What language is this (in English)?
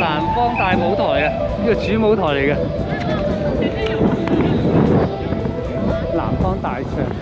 Chinese